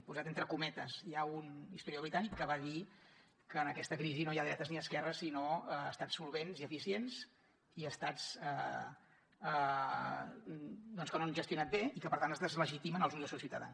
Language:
Catalan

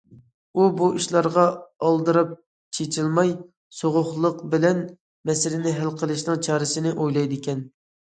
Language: Uyghur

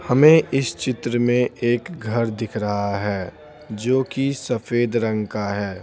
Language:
Hindi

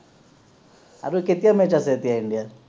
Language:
Assamese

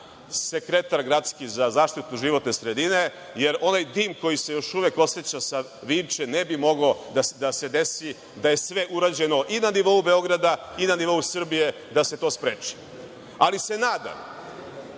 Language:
Serbian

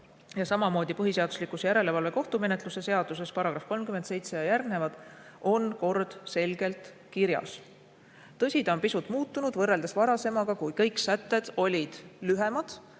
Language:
Estonian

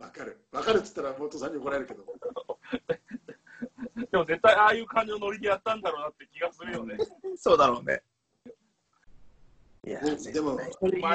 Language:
Japanese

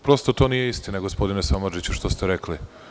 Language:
Serbian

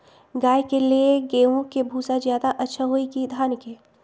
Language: Magahi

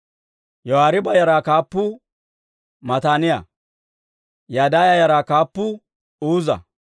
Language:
Dawro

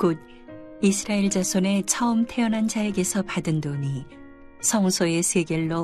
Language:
Korean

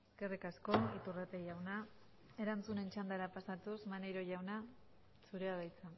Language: Basque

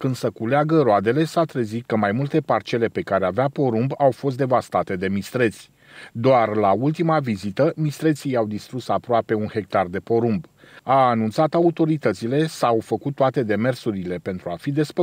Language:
Romanian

